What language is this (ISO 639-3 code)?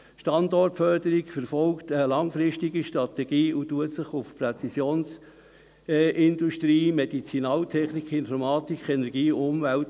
gsw